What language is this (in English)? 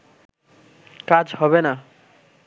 Bangla